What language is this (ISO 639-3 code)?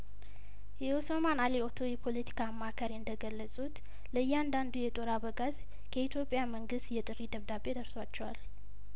amh